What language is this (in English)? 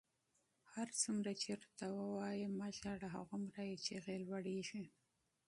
Pashto